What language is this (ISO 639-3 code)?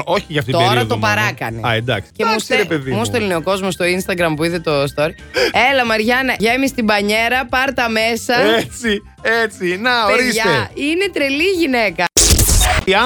ell